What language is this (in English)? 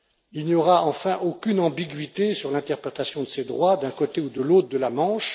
French